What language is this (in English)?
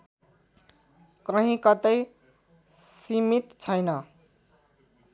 Nepali